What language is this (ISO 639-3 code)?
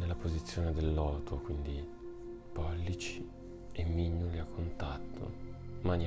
ita